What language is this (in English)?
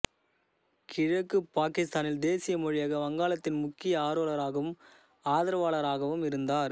Tamil